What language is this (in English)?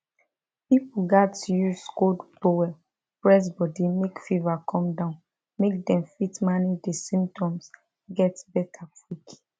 Nigerian Pidgin